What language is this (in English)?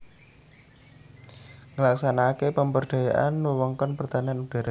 Javanese